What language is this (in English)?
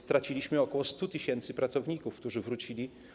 Polish